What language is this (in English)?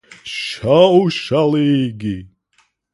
Latvian